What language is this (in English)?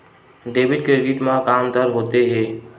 Chhattisgarhi